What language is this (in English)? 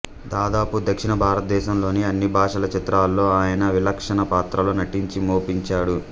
Telugu